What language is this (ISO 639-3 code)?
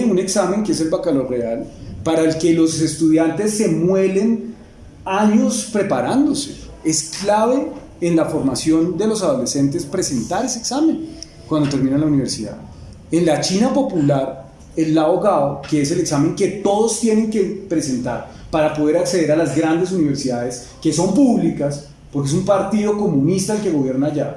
spa